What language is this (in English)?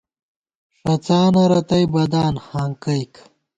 Gawar-Bati